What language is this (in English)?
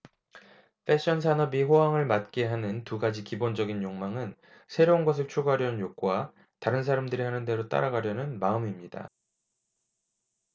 Korean